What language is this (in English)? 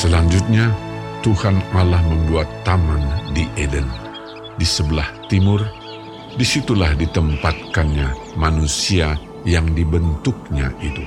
Indonesian